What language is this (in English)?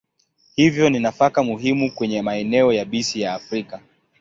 Swahili